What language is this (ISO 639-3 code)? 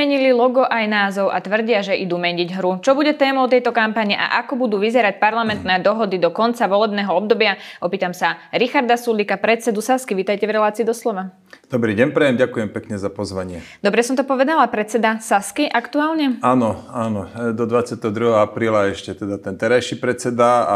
slk